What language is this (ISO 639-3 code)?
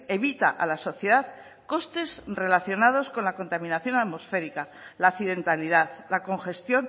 spa